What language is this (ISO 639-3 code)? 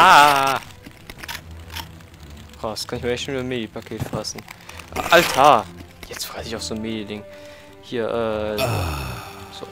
deu